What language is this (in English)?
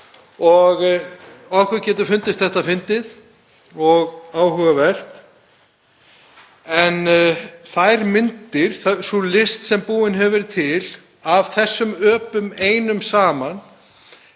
Icelandic